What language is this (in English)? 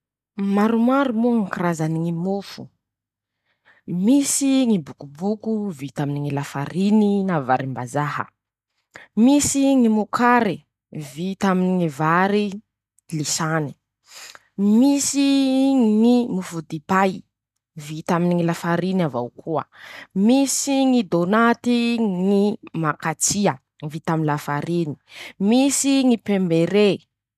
Masikoro Malagasy